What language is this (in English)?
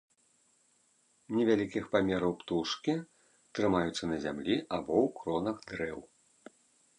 Belarusian